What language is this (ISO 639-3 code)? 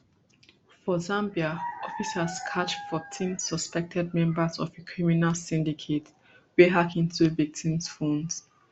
pcm